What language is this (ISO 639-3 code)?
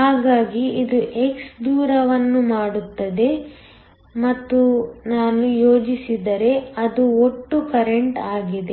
kan